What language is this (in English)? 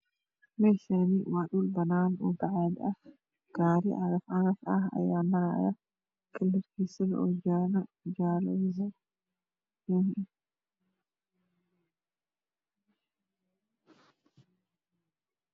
Somali